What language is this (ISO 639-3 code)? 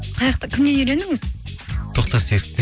kaz